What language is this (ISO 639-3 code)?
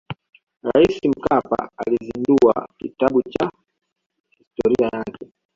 swa